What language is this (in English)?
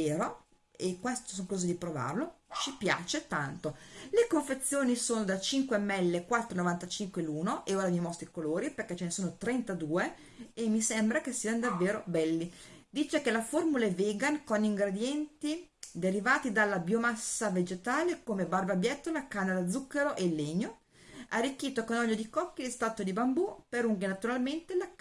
Italian